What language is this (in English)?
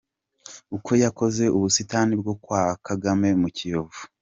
Kinyarwanda